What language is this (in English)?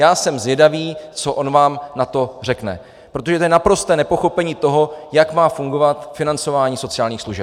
Czech